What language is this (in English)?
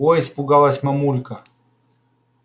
Russian